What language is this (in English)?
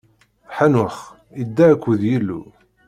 Kabyle